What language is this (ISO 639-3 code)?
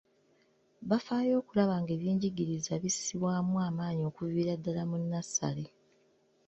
lug